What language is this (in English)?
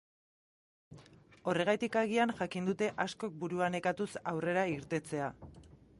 Basque